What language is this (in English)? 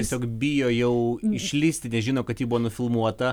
Lithuanian